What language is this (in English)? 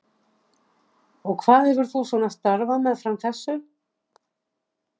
Icelandic